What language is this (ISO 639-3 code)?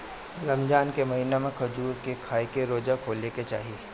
bho